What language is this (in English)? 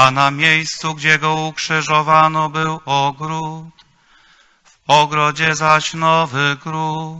Polish